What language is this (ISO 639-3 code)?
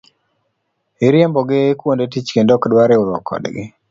luo